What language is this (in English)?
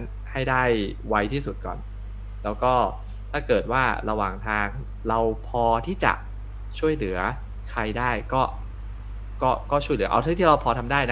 Thai